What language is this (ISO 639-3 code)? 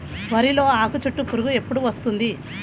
tel